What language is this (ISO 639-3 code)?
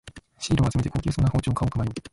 jpn